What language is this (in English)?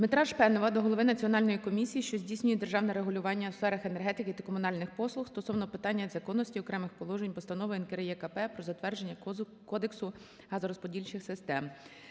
Ukrainian